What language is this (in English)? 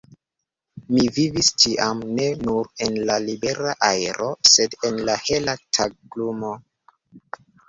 Esperanto